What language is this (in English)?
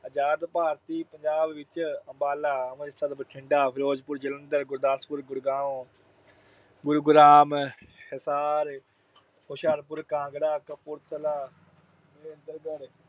Punjabi